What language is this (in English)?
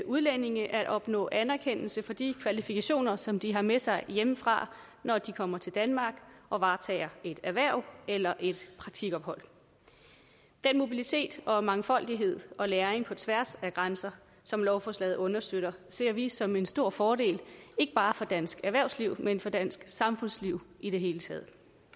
Danish